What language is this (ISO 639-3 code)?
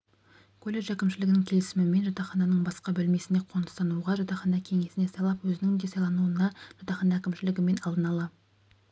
kaz